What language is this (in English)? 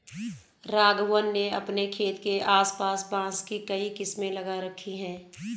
Hindi